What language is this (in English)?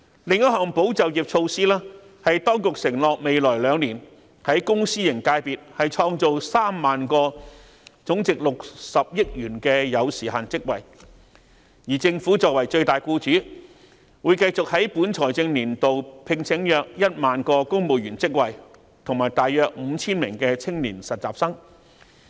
Cantonese